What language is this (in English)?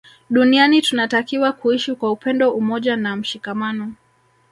Swahili